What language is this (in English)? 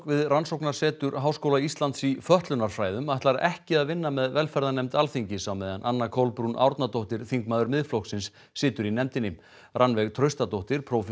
Icelandic